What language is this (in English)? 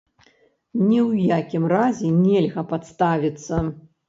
Belarusian